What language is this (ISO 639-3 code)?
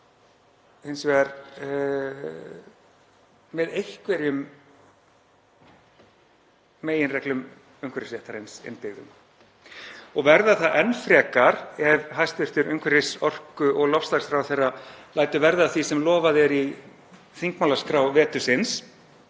isl